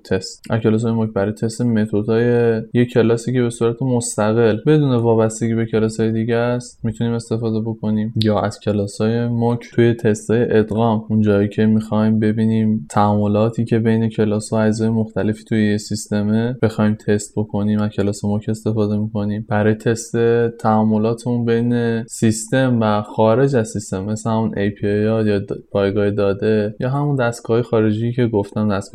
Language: Persian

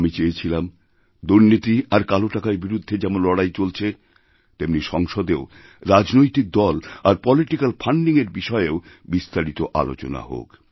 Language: Bangla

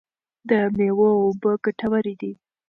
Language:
Pashto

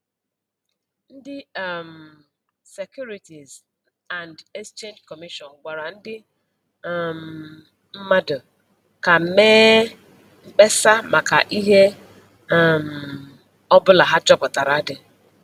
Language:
Igbo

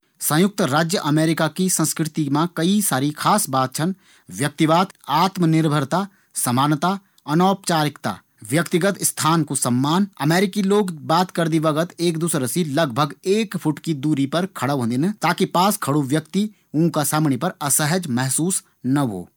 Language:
Garhwali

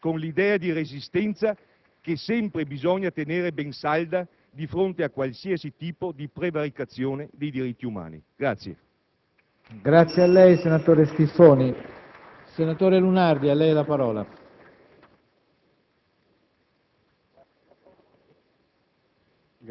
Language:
Italian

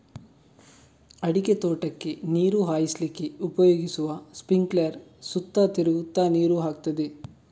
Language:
Kannada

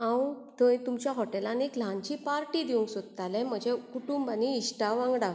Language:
Konkani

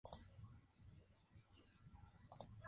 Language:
Spanish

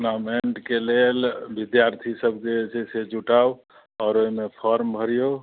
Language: Maithili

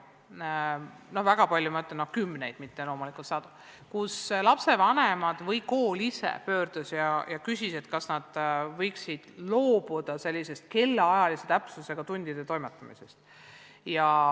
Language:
Estonian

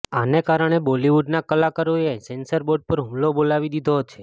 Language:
Gujarati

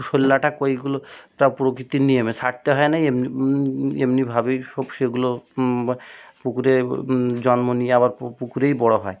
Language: Bangla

